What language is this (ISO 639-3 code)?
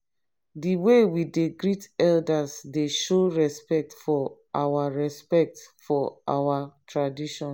pcm